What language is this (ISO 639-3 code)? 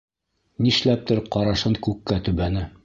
bak